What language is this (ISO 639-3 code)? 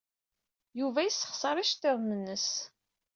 kab